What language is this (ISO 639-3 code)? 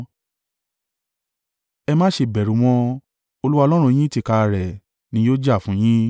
yor